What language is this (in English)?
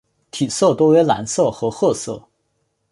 Chinese